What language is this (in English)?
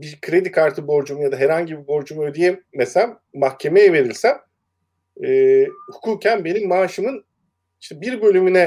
Turkish